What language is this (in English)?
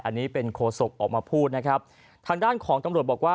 Thai